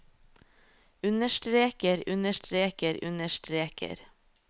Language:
Norwegian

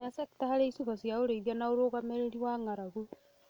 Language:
Kikuyu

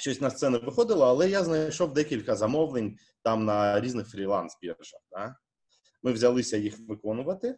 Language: Ukrainian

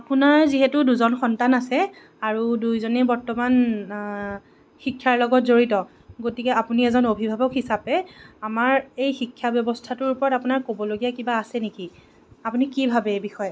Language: Assamese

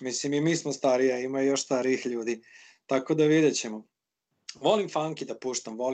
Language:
Croatian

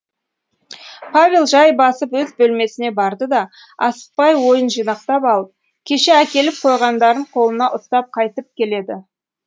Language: Kazakh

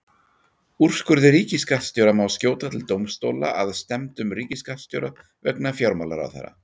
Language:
Icelandic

